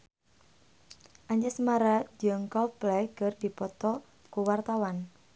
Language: Sundanese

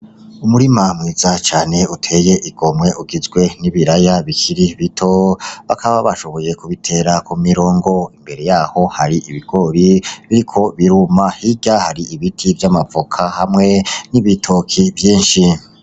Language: Rundi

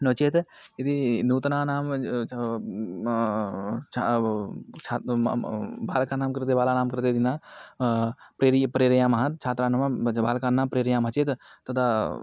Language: Sanskrit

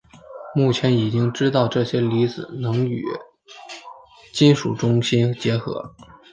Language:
Chinese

